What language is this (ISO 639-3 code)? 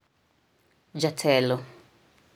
luo